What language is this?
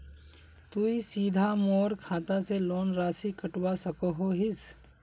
Magahi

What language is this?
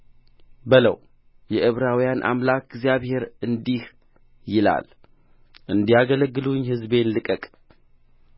Amharic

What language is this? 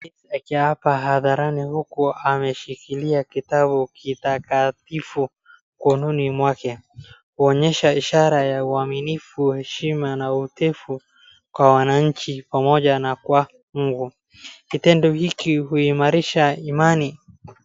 Swahili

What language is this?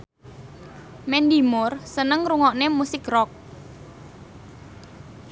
Javanese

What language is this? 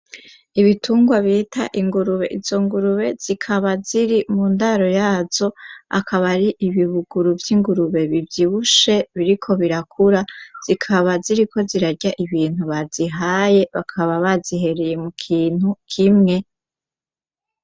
Rundi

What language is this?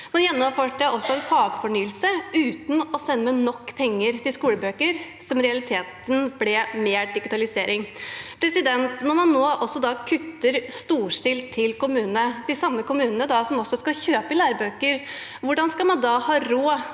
Norwegian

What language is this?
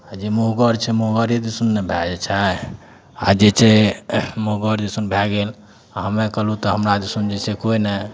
Maithili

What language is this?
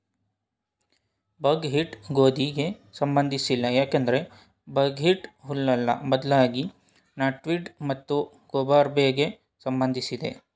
Kannada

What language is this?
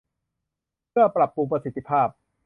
Thai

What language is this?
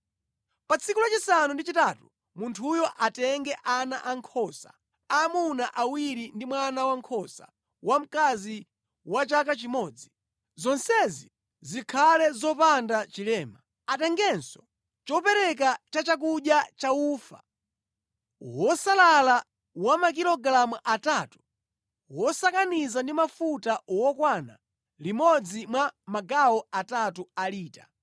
Nyanja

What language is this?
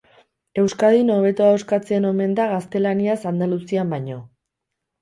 Basque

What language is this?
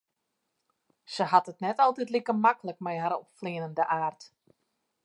Western Frisian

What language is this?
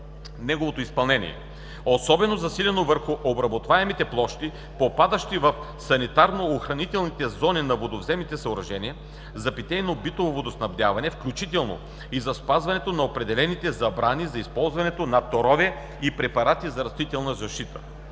Bulgarian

